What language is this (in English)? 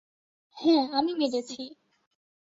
Bangla